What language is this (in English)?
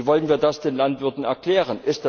German